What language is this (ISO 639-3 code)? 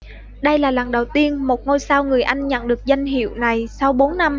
vie